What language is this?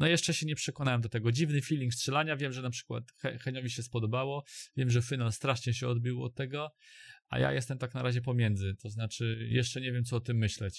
Polish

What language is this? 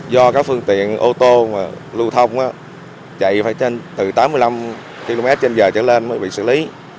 Vietnamese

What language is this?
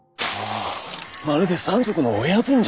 Japanese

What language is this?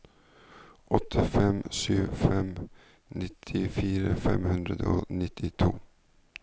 Norwegian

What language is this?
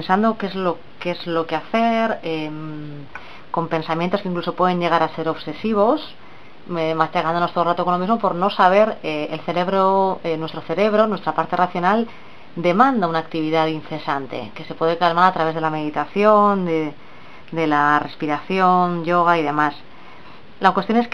Spanish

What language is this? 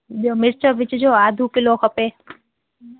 Sindhi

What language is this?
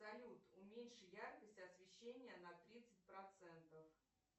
Russian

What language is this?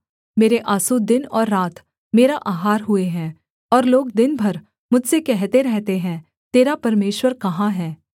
Hindi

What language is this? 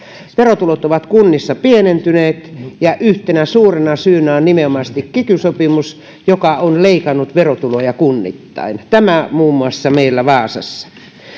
Finnish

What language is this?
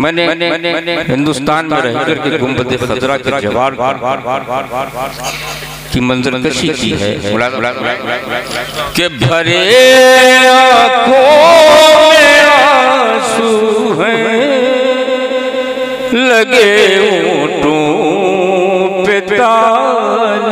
Arabic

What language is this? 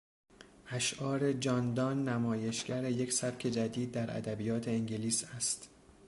Persian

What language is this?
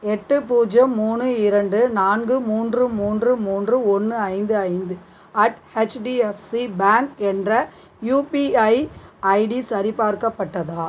Tamil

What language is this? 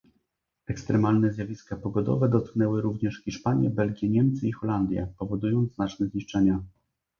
Polish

